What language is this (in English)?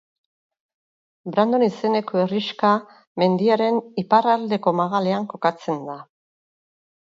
Basque